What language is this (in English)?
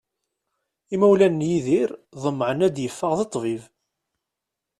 Kabyle